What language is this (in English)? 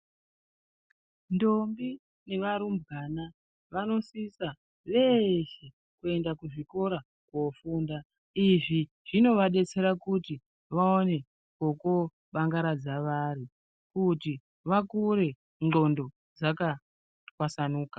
Ndau